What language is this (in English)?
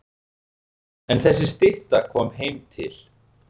Icelandic